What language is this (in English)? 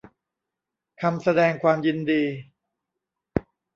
Thai